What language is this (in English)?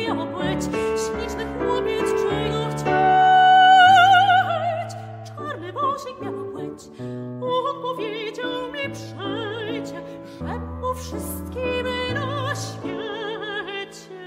Polish